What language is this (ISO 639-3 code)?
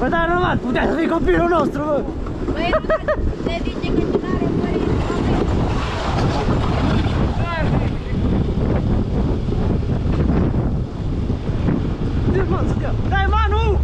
ron